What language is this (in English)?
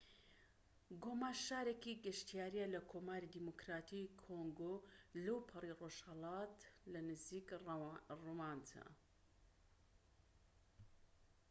Central Kurdish